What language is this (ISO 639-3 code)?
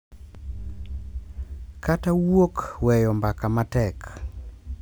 luo